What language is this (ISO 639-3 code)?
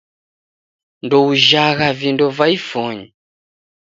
dav